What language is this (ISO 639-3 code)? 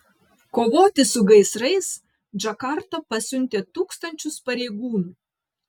lit